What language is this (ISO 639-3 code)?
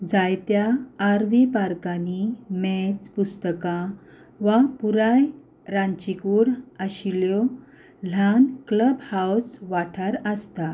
kok